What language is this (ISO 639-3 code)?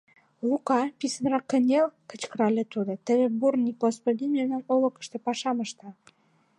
chm